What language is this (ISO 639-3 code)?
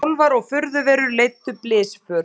isl